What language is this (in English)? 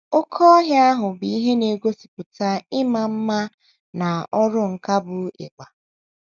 Igbo